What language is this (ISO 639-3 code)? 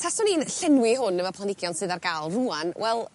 cym